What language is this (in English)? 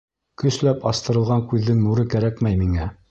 Bashkir